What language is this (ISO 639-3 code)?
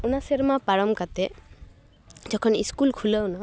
sat